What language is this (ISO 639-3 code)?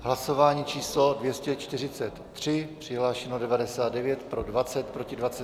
ces